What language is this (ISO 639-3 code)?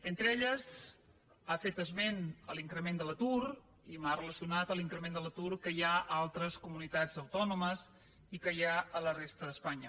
cat